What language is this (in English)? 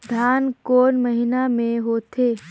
Chhattisgarhi